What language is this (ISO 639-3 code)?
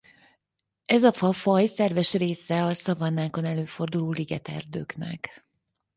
hun